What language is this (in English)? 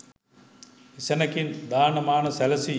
Sinhala